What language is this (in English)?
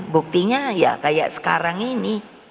Indonesian